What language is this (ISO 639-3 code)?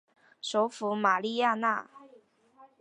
zho